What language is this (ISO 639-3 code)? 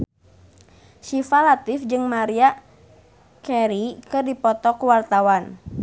sun